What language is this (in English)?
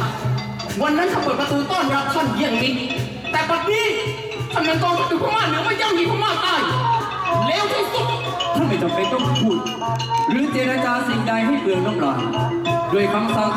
Thai